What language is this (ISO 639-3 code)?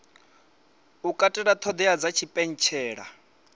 ven